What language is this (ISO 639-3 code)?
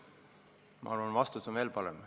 est